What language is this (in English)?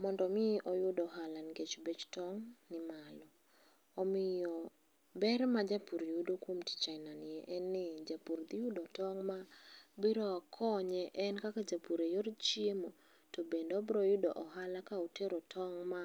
Luo (Kenya and Tanzania)